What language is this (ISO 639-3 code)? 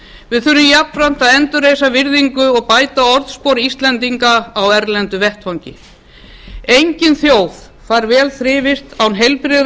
isl